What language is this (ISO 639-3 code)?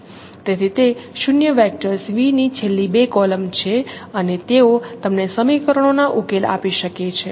guj